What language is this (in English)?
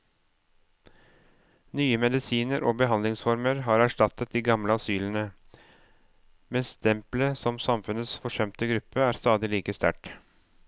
Norwegian